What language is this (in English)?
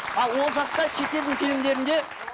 Kazakh